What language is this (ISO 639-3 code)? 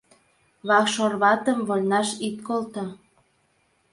chm